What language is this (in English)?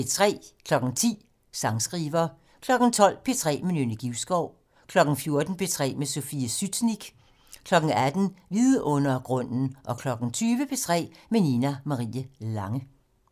Danish